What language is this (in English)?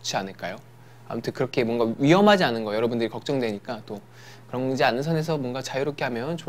Korean